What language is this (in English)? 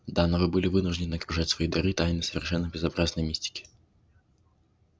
Russian